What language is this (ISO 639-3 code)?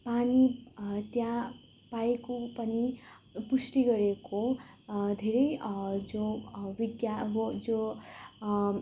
nep